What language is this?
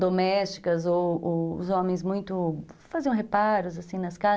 Portuguese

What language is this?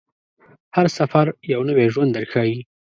Pashto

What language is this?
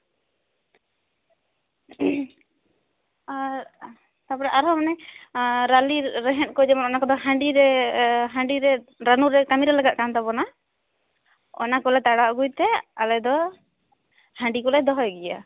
Santali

